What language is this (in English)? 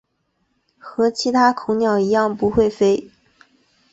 Chinese